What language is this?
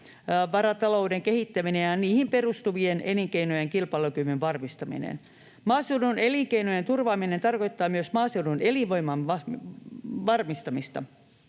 Finnish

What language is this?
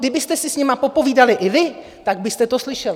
Czech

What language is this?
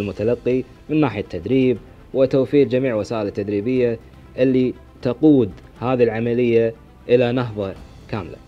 Arabic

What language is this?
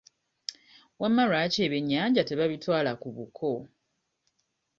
Ganda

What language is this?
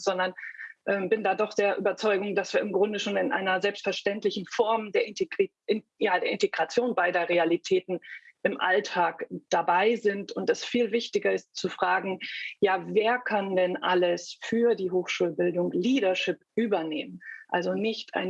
German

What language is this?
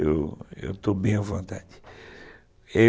Portuguese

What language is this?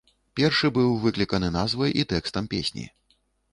Belarusian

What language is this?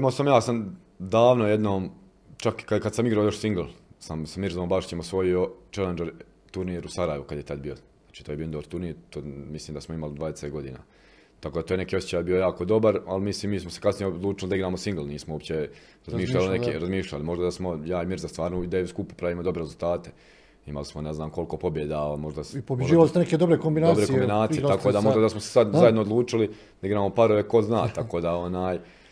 Croatian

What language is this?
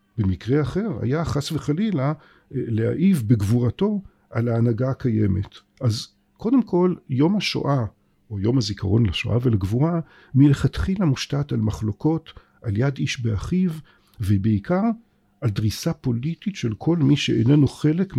Hebrew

